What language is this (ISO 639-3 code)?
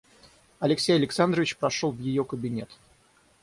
rus